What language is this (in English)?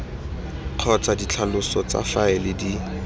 Tswana